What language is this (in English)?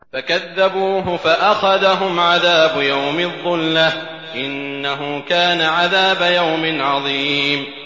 Arabic